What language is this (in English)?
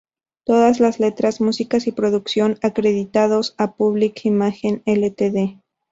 Spanish